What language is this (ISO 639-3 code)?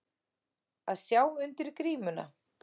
isl